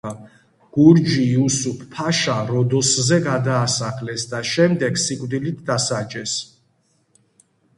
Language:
Georgian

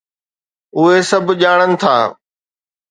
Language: Sindhi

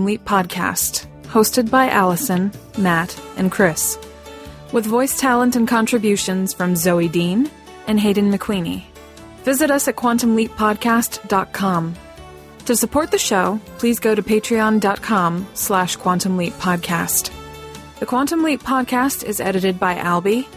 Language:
English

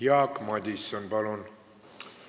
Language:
Estonian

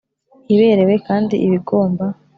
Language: Kinyarwanda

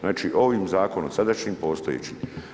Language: Croatian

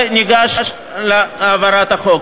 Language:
Hebrew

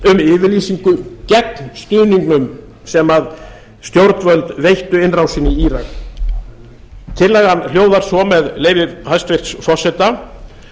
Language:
Icelandic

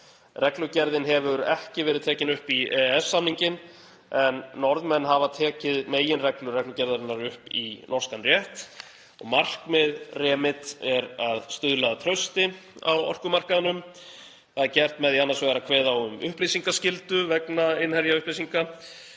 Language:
Icelandic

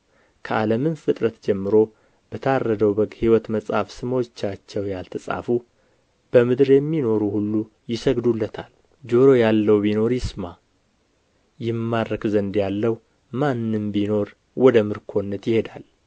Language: Amharic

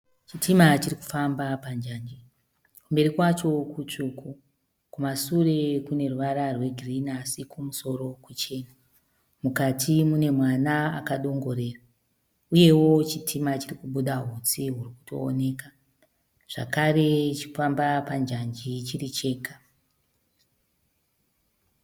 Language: Shona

